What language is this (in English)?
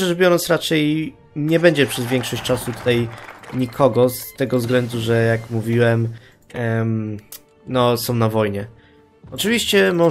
Polish